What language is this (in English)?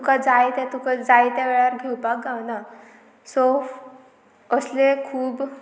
Konkani